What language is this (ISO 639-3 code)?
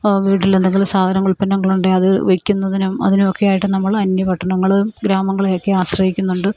mal